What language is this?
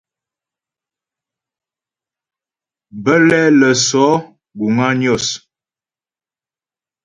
Ghomala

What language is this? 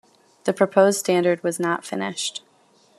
English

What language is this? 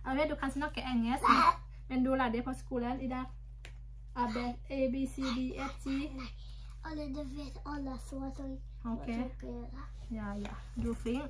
Thai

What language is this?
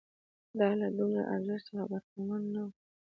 Pashto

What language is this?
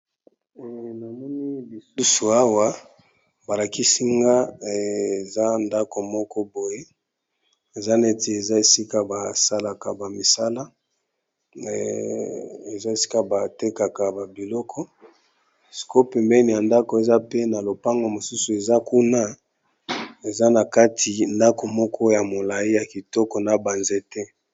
Lingala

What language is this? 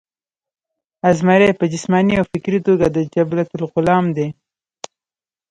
Pashto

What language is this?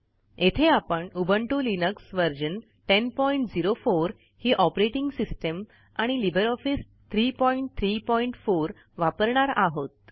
Marathi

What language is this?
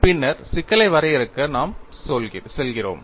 Tamil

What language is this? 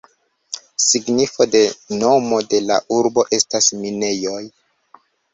Esperanto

